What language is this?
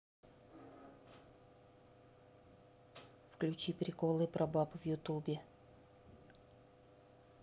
Russian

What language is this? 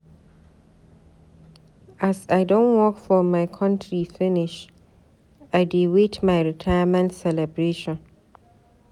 Nigerian Pidgin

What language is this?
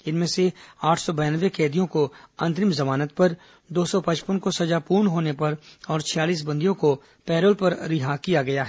Hindi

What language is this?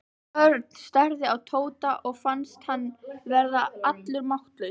Icelandic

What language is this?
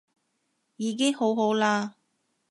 Cantonese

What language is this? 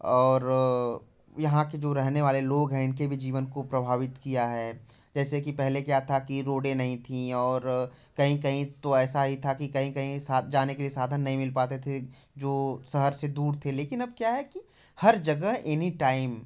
Hindi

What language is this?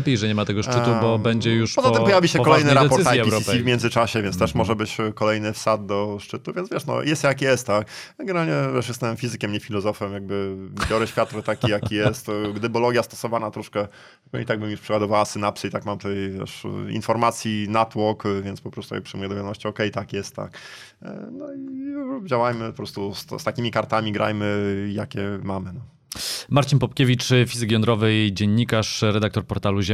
Polish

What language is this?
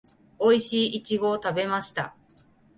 Japanese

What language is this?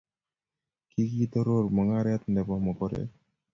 Kalenjin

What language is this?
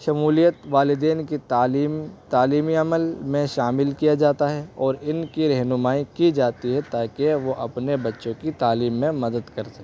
Urdu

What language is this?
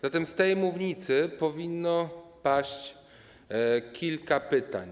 Polish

